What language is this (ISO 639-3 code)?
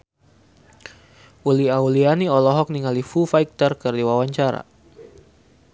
sun